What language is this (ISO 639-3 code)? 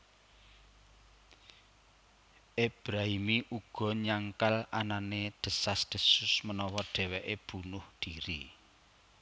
jav